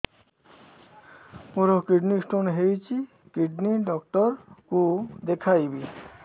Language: Odia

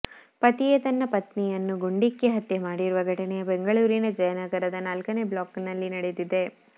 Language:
Kannada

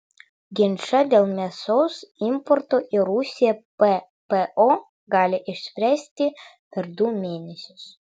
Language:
Lithuanian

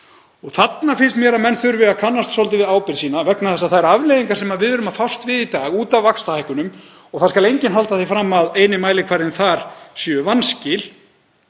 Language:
Icelandic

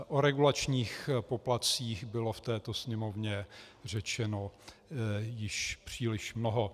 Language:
Czech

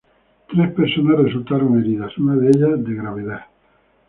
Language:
Spanish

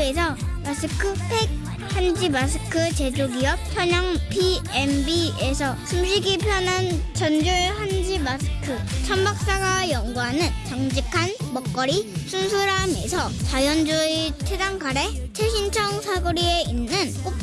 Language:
Korean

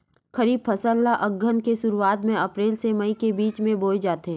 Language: Chhattisgarhi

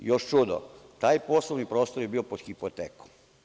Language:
Serbian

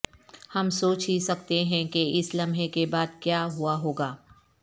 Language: Urdu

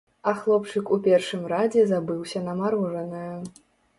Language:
Belarusian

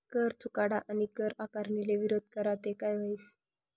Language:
Marathi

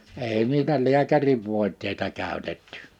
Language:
Finnish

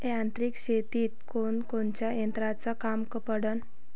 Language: Marathi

